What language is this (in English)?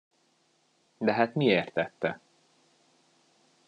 Hungarian